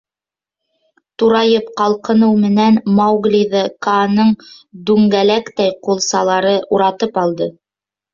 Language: Bashkir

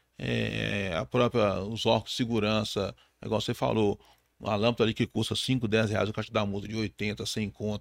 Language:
Portuguese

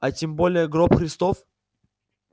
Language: Russian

